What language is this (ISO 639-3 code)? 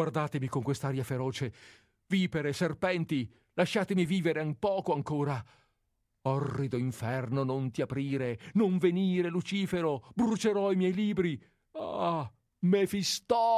ita